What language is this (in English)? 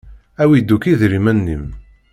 Kabyle